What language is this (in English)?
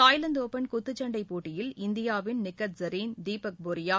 Tamil